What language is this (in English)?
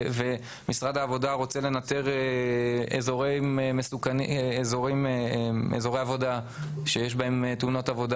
Hebrew